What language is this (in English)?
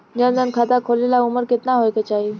Bhojpuri